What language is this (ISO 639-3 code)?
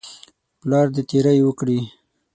pus